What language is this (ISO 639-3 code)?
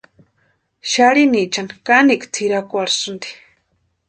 pua